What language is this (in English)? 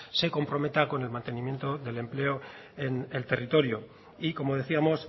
Spanish